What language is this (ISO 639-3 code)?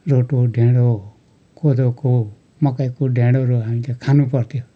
nep